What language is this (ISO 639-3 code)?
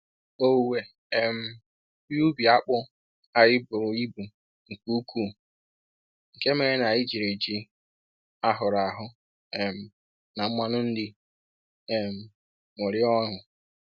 ibo